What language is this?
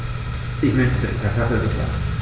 German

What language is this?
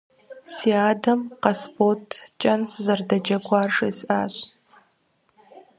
Kabardian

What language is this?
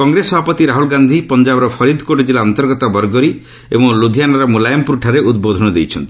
Odia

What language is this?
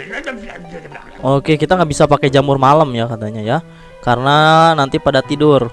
Indonesian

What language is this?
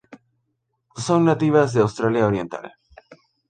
Spanish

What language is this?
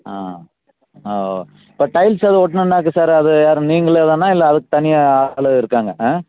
Tamil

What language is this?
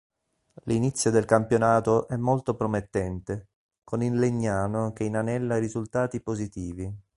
Italian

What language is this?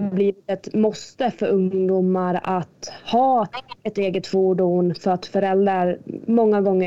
Swedish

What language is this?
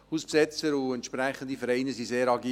Swiss German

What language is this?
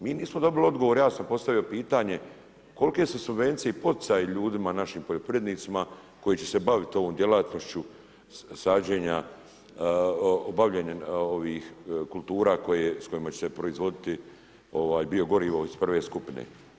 Croatian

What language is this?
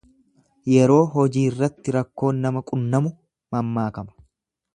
Oromo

